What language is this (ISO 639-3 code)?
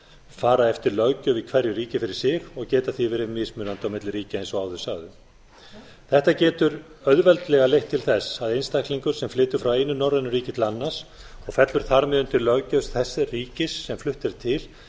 isl